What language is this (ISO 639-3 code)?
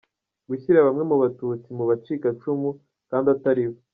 kin